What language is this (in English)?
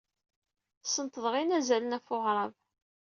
Kabyle